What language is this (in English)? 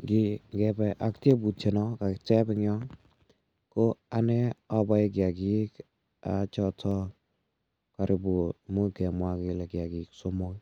Kalenjin